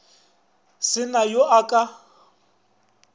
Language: Northern Sotho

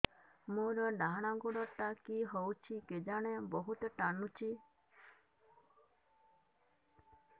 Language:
Odia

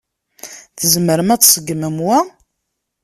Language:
Kabyle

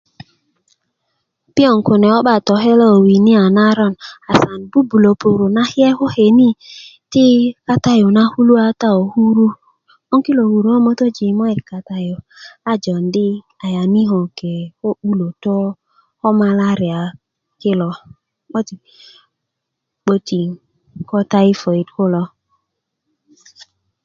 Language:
Kuku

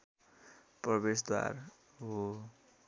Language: Nepali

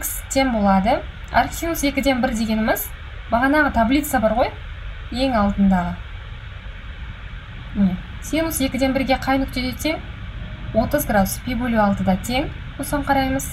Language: Russian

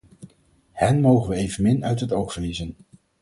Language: Dutch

